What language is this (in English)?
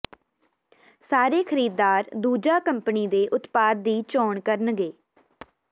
Punjabi